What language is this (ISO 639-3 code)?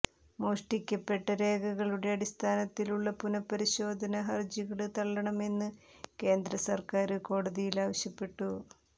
mal